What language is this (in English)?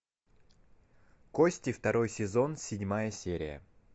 Russian